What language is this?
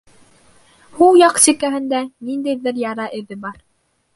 Bashkir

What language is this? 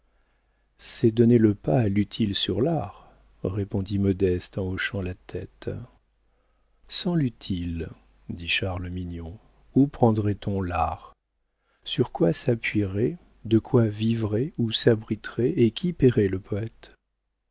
French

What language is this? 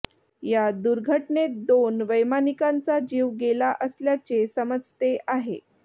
Marathi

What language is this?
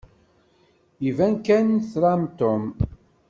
Kabyle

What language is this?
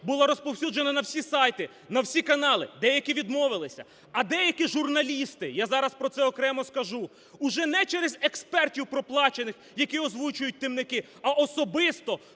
Ukrainian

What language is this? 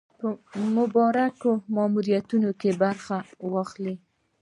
Pashto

